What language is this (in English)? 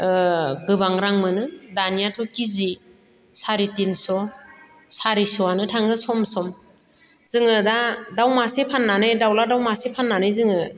Bodo